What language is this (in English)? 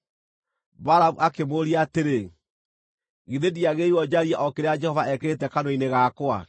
Kikuyu